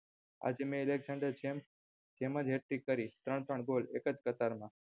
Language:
Gujarati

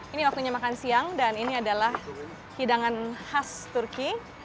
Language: Indonesian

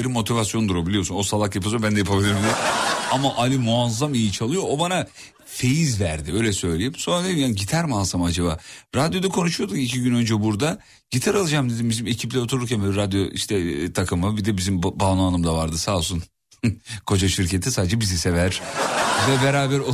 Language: Turkish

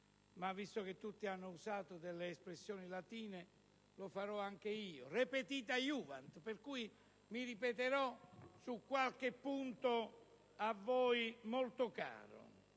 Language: Italian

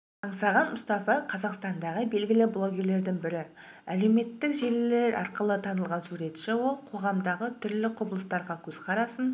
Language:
Kazakh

